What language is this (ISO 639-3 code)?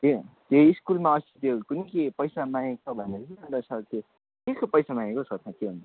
nep